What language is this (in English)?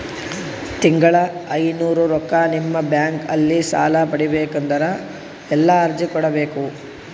Kannada